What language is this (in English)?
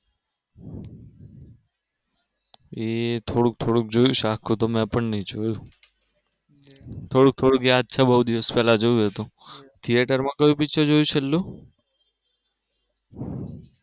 Gujarati